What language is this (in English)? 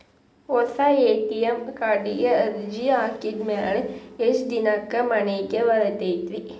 Kannada